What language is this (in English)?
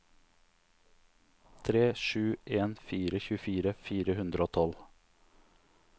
Norwegian